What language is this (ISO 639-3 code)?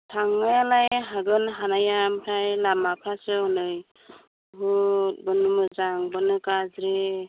brx